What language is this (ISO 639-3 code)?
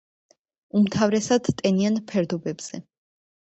kat